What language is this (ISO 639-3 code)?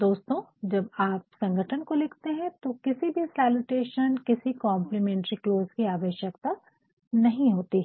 hin